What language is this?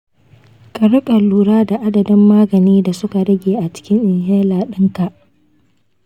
Hausa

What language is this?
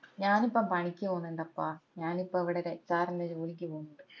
Malayalam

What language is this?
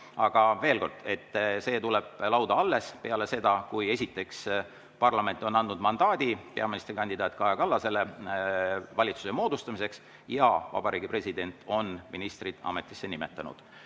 Estonian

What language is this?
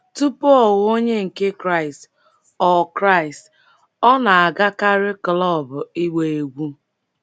Igbo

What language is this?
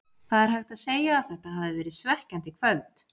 Icelandic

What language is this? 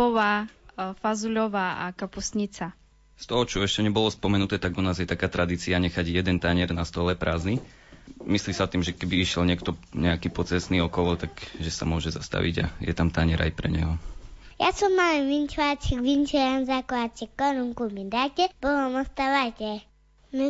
Slovak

